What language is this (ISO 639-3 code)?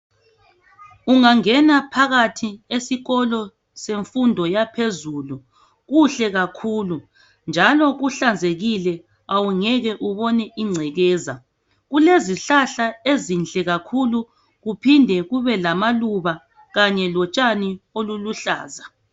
nde